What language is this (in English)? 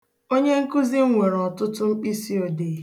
Igbo